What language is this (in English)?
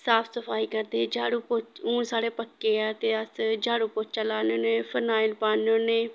Dogri